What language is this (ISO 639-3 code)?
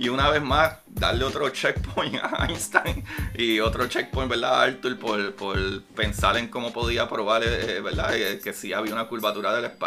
spa